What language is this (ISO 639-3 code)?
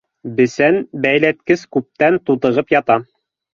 bak